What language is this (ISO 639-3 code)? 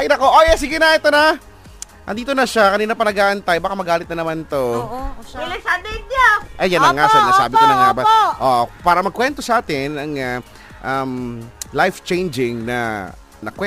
fil